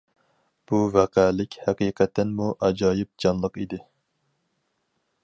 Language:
Uyghur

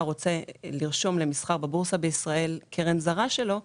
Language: Hebrew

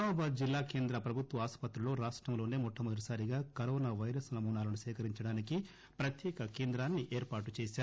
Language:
Telugu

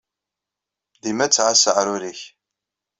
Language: Kabyle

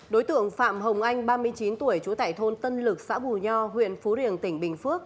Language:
Vietnamese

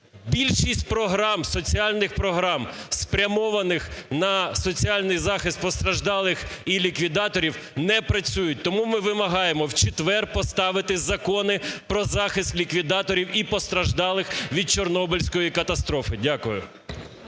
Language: Ukrainian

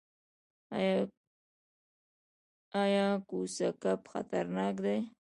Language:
Pashto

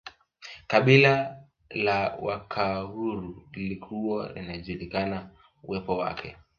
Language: Swahili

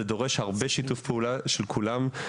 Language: Hebrew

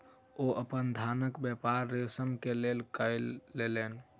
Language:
Maithili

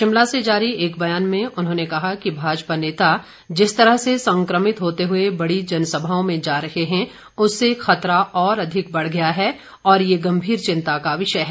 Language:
Hindi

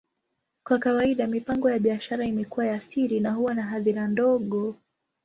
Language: Swahili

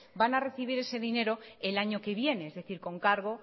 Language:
Spanish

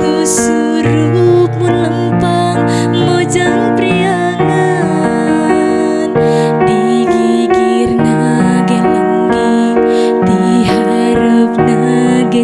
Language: Indonesian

